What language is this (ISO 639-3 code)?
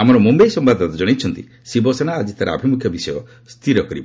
ori